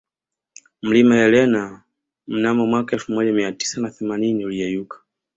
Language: Swahili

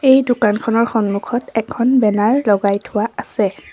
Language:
Assamese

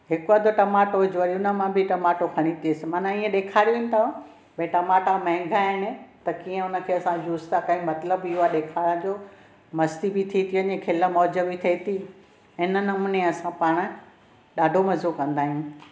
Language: Sindhi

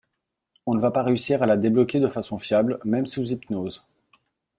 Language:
French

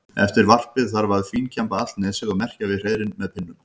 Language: Icelandic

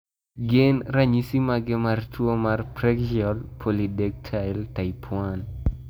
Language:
Luo (Kenya and Tanzania)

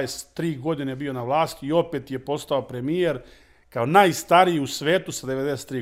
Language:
Croatian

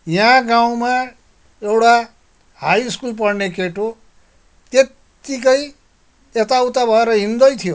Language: Nepali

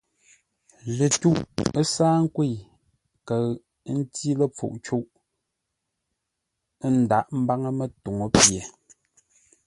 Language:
Ngombale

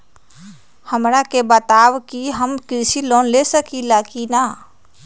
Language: Magahi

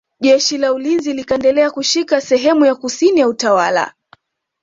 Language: Swahili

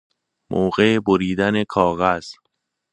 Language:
Persian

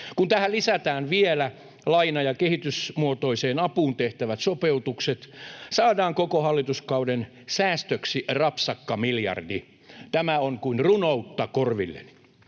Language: Finnish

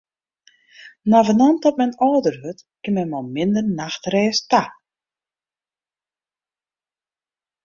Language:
Western Frisian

